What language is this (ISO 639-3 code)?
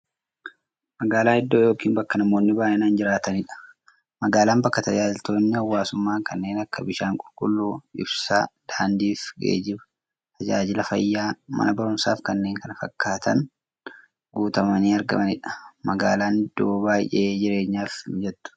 orm